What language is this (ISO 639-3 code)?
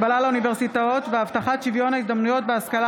heb